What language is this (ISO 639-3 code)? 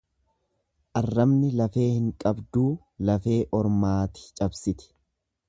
orm